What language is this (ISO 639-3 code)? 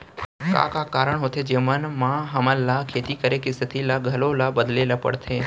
hne